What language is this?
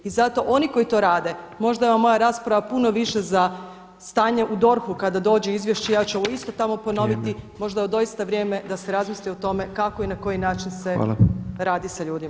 Croatian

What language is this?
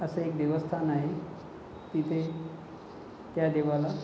Marathi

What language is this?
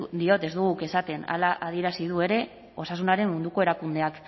Basque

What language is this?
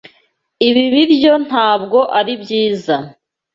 Kinyarwanda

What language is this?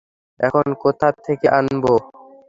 Bangla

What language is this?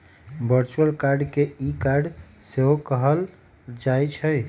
Magahi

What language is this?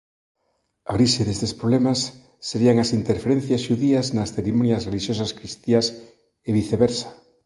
Galician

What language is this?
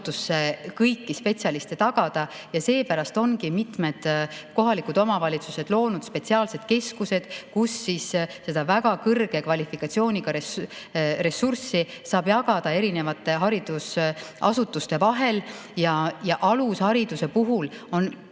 Estonian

